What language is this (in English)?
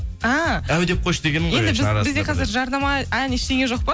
Kazakh